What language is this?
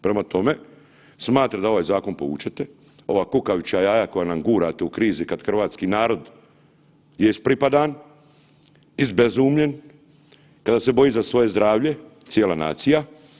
Croatian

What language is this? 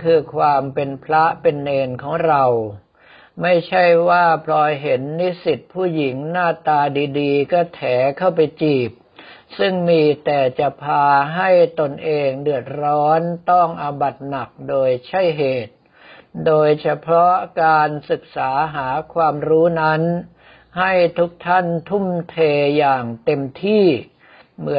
Thai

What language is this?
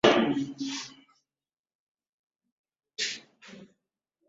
Swahili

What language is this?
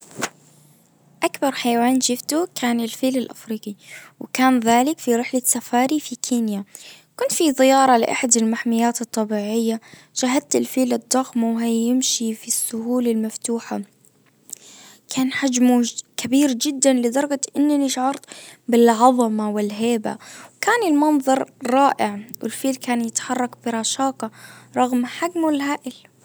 Najdi Arabic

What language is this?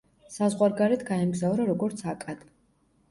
Georgian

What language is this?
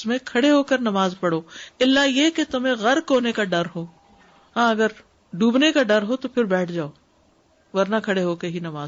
Urdu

